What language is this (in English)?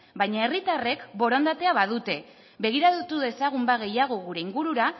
Basque